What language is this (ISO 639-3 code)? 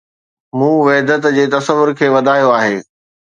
snd